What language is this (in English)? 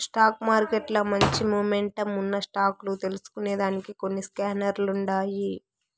Telugu